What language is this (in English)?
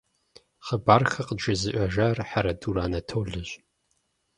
Kabardian